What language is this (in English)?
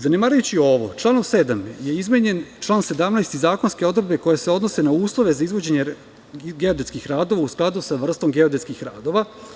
Serbian